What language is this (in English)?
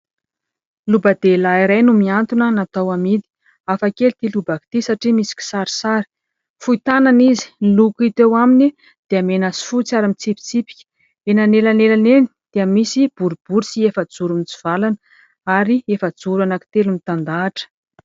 Malagasy